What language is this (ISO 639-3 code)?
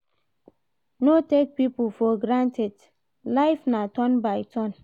pcm